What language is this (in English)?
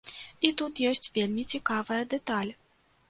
Belarusian